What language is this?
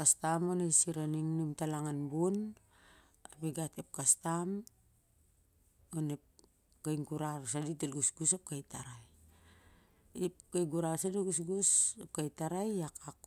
Siar-Lak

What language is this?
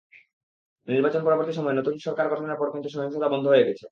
Bangla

